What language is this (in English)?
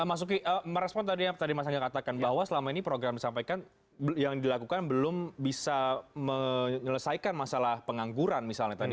Indonesian